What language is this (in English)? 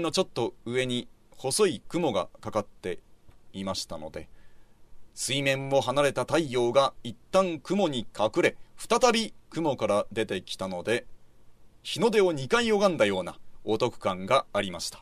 Japanese